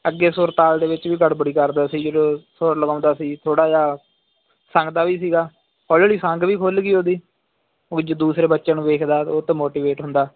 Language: Punjabi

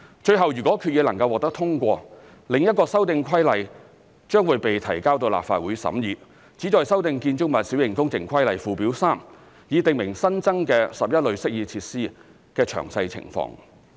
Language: Cantonese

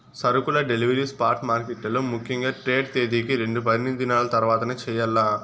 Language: Telugu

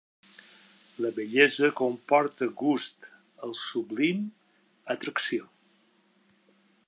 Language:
Catalan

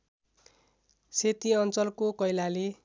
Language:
Nepali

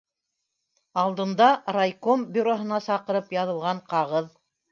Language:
Bashkir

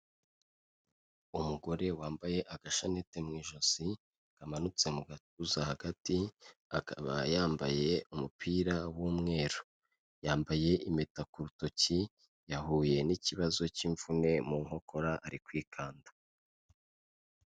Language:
Kinyarwanda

